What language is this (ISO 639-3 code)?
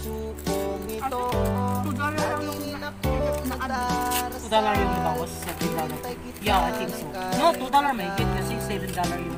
ind